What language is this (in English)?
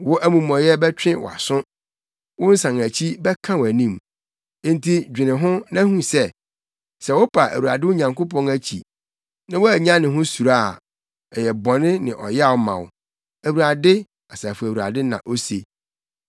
Akan